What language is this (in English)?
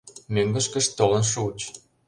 Mari